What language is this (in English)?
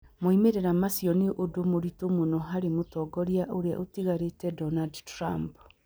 Kikuyu